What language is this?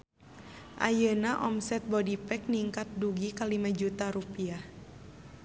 Sundanese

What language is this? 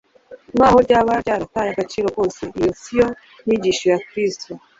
Kinyarwanda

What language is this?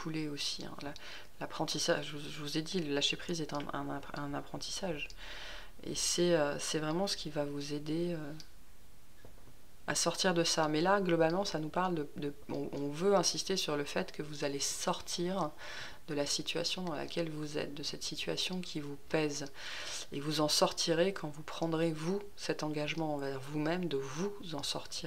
French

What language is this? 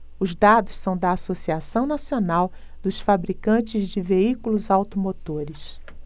Portuguese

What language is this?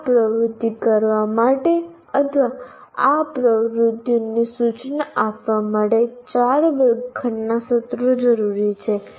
Gujarati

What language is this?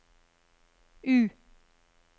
Norwegian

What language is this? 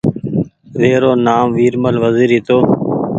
Goaria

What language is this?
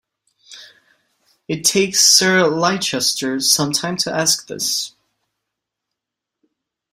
English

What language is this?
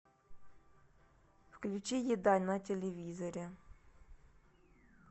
Russian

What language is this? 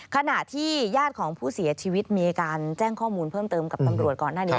Thai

